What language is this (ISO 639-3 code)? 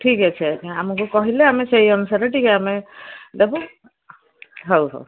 ori